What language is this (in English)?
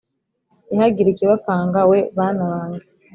Kinyarwanda